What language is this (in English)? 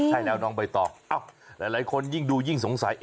Thai